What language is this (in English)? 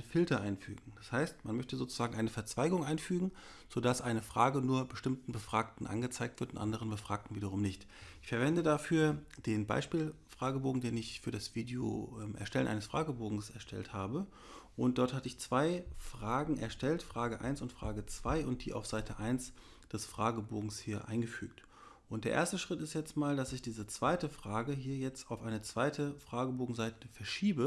German